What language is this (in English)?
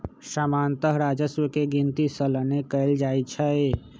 Magahi